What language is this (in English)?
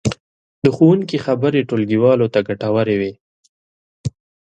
Pashto